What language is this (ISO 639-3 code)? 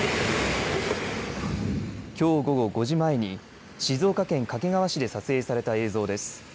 jpn